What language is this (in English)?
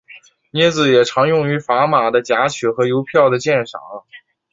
Chinese